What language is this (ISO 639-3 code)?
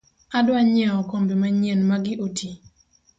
luo